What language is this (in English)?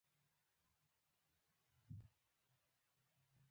Pashto